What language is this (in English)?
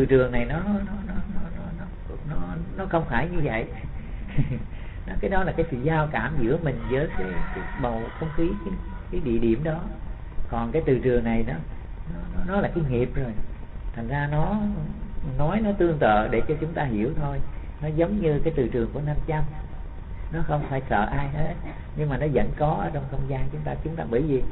Vietnamese